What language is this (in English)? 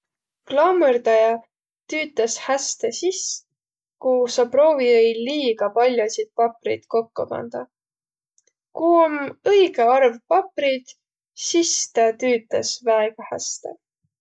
Võro